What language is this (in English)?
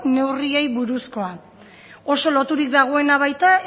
Basque